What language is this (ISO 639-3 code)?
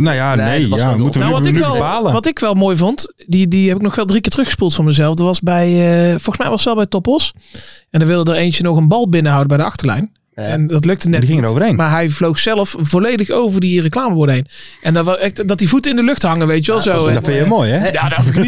nld